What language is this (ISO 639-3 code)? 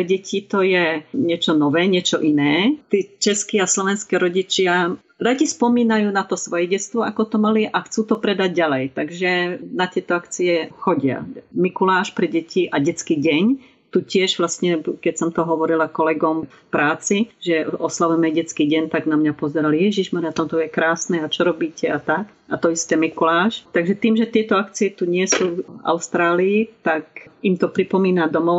slk